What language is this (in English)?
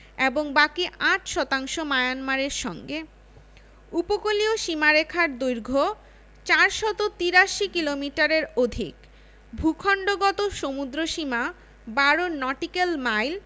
Bangla